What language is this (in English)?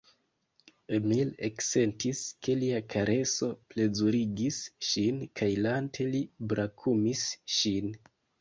Esperanto